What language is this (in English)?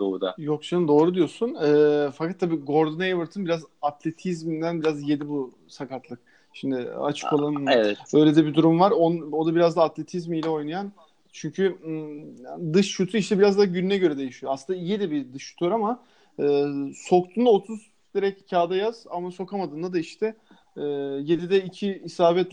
Turkish